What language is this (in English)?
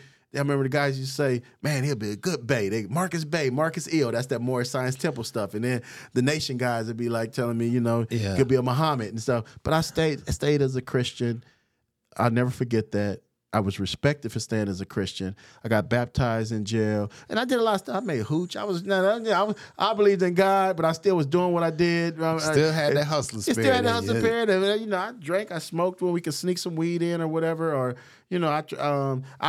English